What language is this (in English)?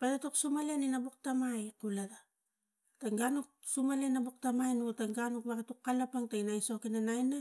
Tigak